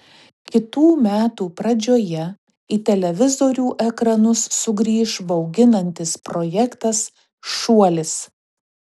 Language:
Lithuanian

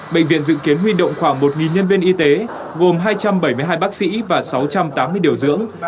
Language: Vietnamese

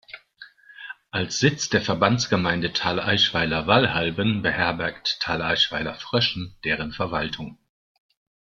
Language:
German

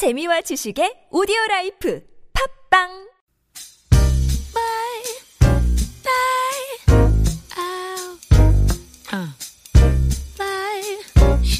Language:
Korean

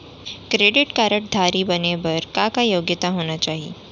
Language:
Chhattisgarhi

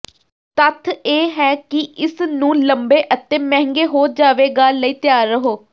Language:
Punjabi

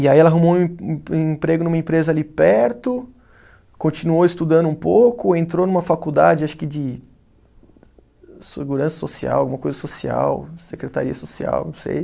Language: Portuguese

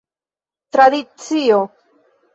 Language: Esperanto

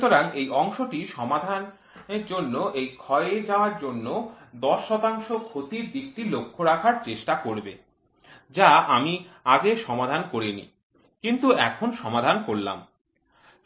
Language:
Bangla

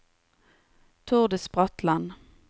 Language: Norwegian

